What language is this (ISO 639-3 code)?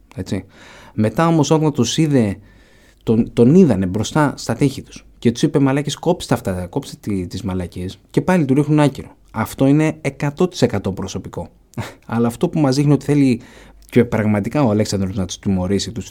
ell